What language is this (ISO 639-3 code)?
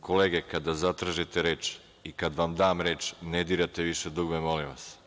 srp